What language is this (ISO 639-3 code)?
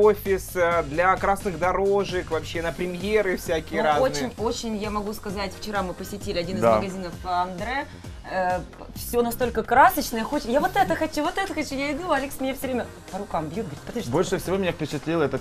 rus